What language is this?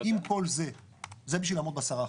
Hebrew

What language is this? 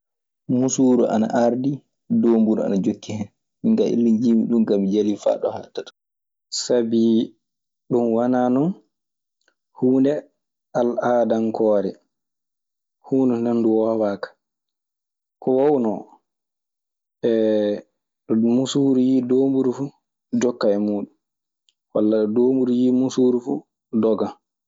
Maasina Fulfulde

